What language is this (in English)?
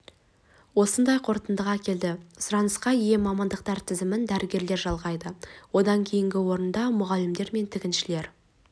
Kazakh